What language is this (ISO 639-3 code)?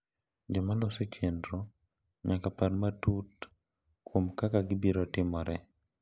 luo